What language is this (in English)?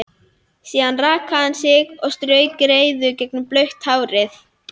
Icelandic